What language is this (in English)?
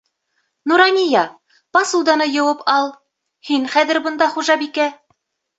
Bashkir